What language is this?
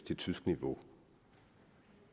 Danish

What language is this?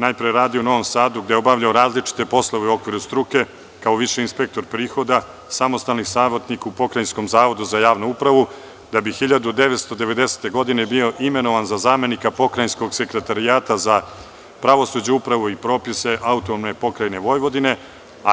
Serbian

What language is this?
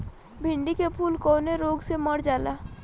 Bhojpuri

